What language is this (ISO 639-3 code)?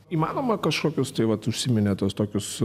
lit